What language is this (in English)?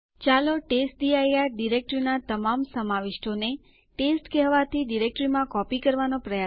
Gujarati